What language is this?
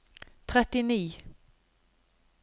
Norwegian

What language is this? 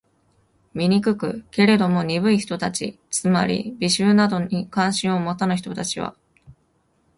Japanese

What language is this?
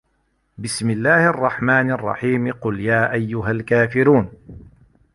Arabic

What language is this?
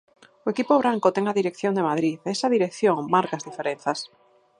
Galician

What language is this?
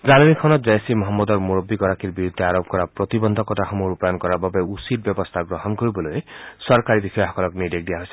Assamese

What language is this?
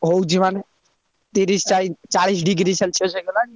Odia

